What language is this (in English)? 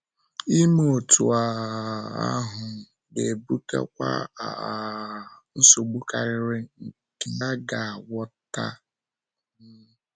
Igbo